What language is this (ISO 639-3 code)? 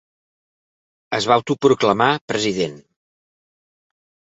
cat